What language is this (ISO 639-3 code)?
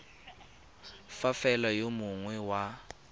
tsn